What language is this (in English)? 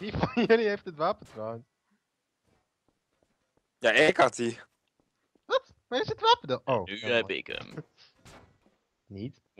Dutch